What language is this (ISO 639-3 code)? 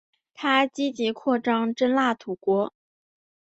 zho